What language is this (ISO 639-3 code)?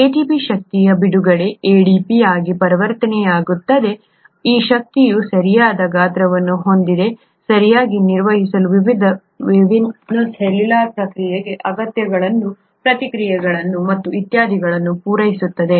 kan